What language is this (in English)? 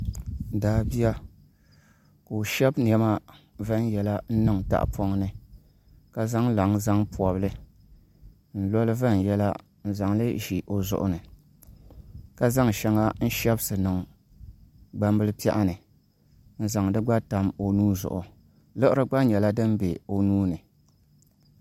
Dagbani